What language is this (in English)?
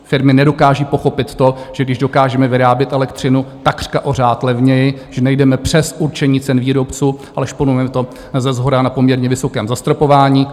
Czech